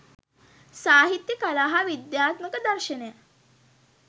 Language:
Sinhala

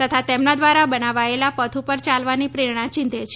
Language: Gujarati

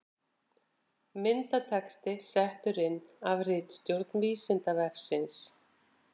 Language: Icelandic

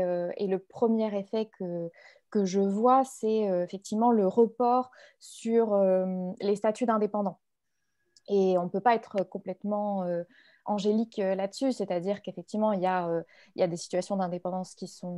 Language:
French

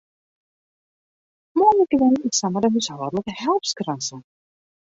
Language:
Western Frisian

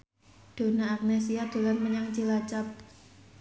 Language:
Javanese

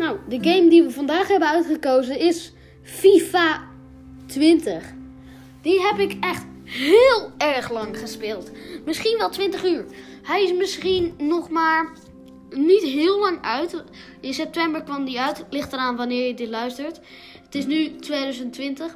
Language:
Dutch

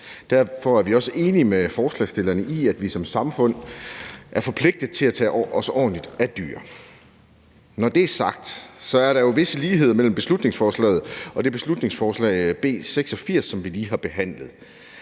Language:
Danish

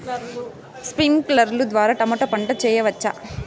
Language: Telugu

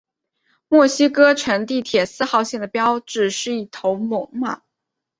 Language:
Chinese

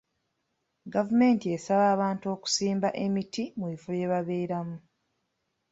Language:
Ganda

